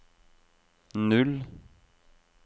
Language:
Norwegian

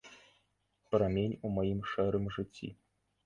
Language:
Belarusian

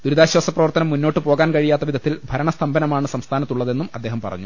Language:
Malayalam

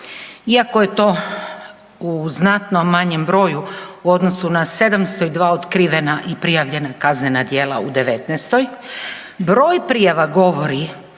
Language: Croatian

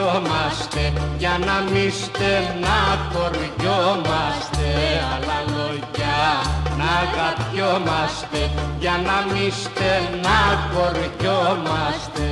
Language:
Greek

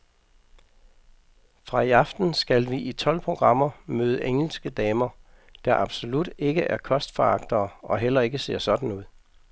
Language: Danish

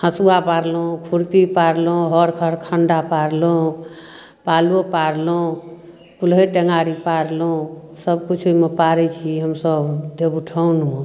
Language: Maithili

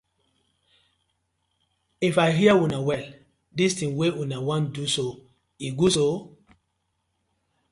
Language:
Nigerian Pidgin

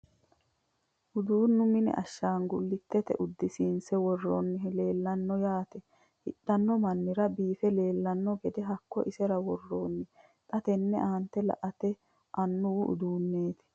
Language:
Sidamo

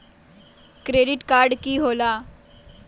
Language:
Magahi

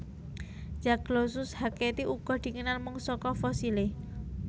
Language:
Javanese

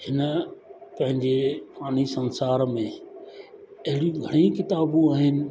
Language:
Sindhi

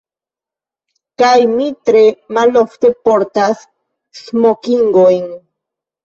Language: Esperanto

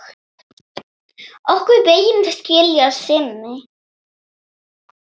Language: Icelandic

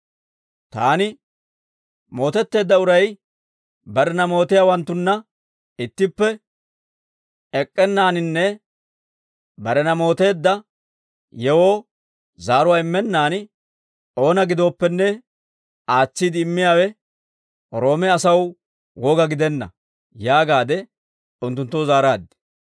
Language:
Dawro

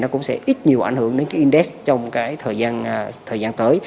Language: Vietnamese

